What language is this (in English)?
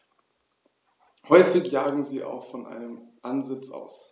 German